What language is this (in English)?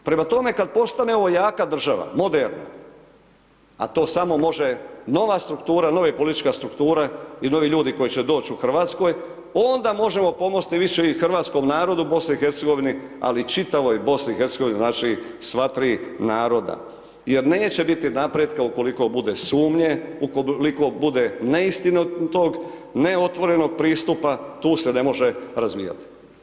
Croatian